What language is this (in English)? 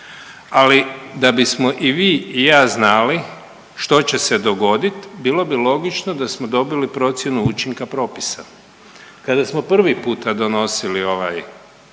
Croatian